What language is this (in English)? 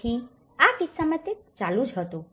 Gujarati